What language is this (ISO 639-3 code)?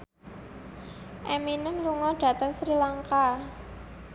jav